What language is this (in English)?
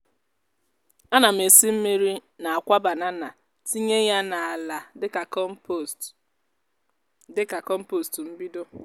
Igbo